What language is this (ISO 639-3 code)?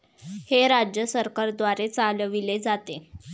mar